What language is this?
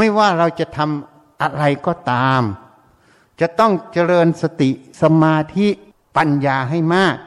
Thai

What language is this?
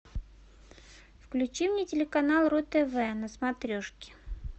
Russian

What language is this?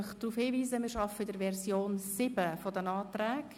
Swiss German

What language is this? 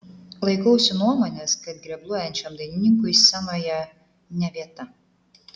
Lithuanian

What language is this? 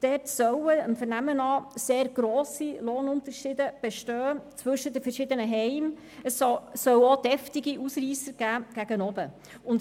Swiss German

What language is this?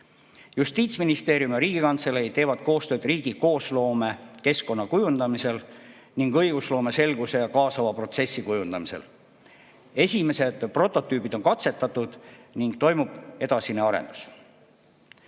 Estonian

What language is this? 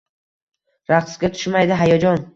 Uzbek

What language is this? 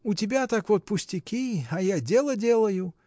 Russian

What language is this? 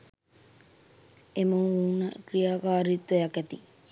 Sinhala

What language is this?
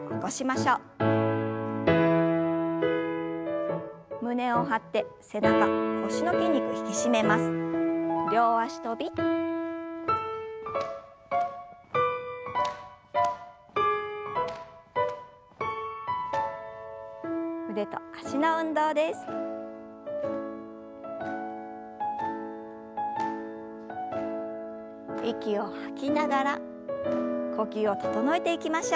Japanese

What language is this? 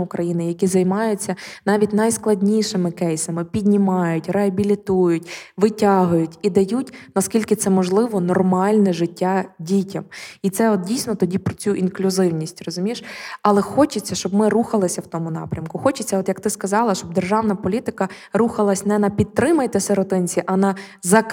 Ukrainian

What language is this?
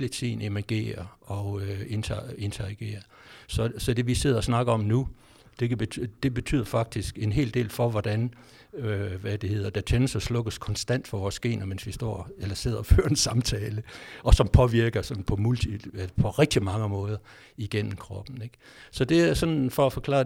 Danish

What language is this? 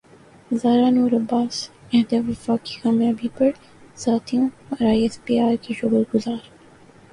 Urdu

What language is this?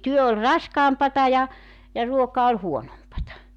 Finnish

